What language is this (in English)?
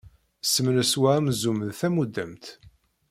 Kabyle